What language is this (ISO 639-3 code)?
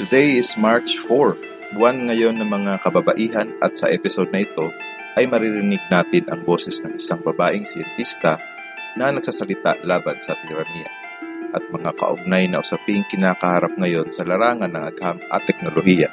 fil